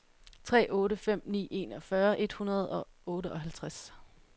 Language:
Danish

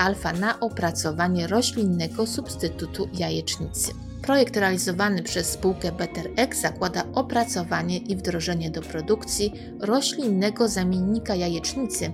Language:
Polish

